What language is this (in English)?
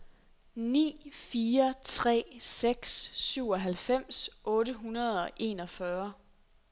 Danish